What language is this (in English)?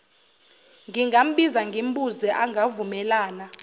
Zulu